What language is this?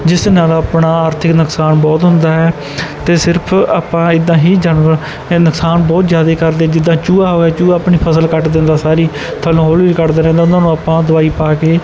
Punjabi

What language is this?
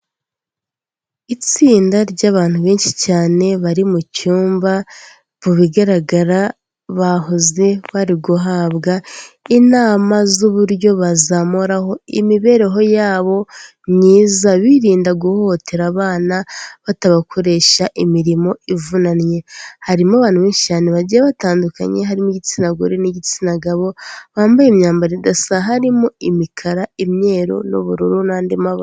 Kinyarwanda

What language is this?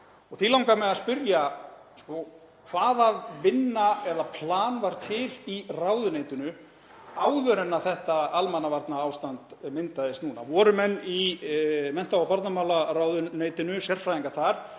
Icelandic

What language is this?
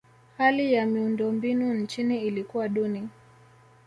Swahili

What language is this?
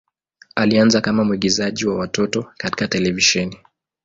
Swahili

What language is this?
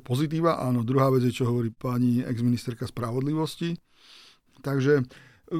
Slovak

